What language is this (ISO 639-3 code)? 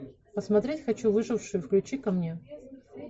rus